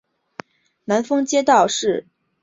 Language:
Chinese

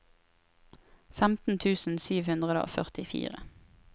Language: Norwegian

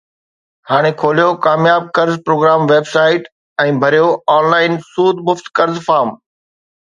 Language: Sindhi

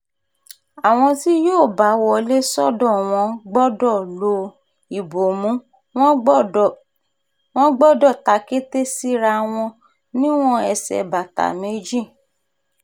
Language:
Yoruba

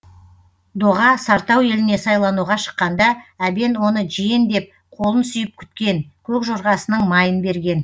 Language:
Kazakh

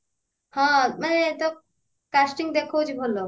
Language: Odia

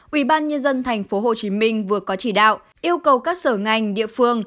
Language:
Vietnamese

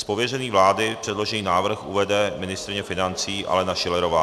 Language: Czech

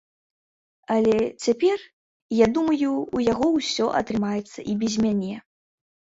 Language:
Belarusian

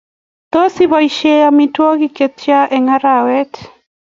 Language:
Kalenjin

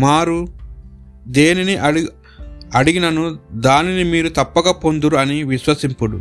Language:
Telugu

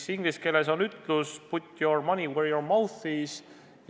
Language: Estonian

